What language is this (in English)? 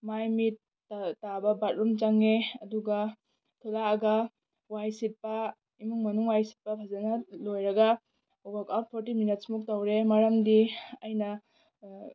Manipuri